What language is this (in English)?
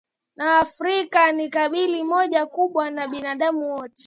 Swahili